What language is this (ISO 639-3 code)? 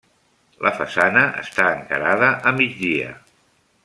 cat